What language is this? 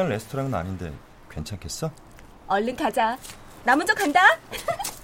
Korean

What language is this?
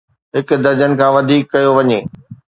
Sindhi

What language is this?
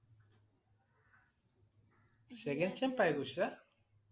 Assamese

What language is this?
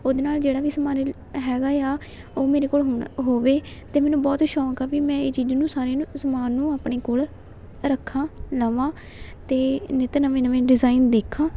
Punjabi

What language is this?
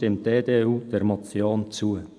Swiss German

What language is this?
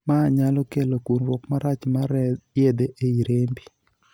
Luo (Kenya and Tanzania)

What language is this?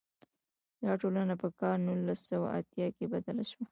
Pashto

